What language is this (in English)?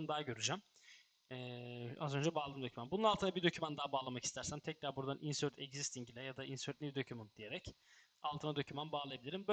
Turkish